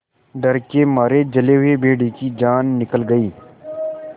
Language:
Hindi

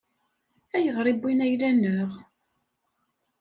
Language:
Kabyle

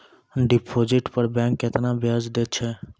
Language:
Maithili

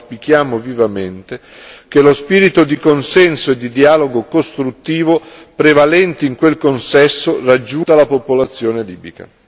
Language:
Italian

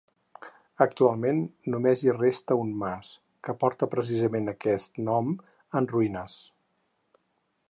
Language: Catalan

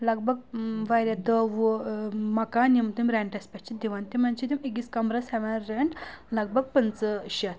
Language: Kashmiri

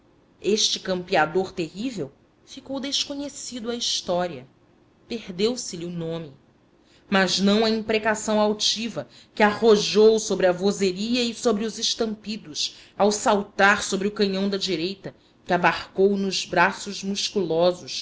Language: Portuguese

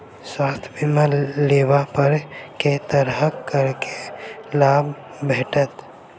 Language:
Maithili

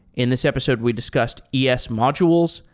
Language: English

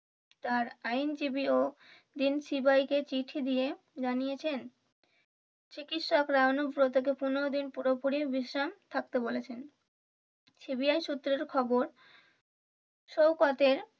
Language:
Bangla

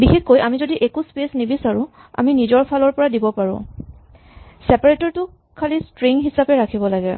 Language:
Assamese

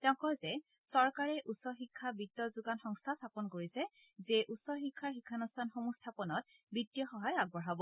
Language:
Assamese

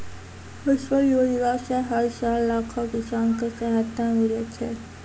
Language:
Maithili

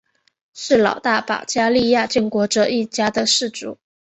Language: Chinese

